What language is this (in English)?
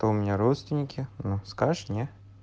Russian